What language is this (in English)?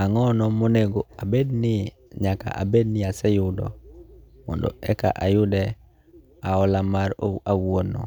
Luo (Kenya and Tanzania)